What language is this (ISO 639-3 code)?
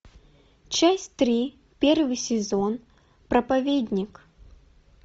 rus